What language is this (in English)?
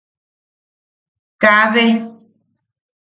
Yaqui